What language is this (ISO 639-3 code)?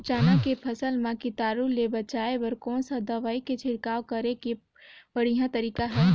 hne